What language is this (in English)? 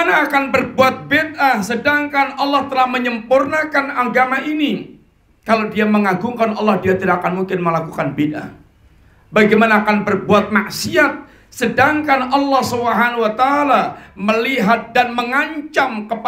Indonesian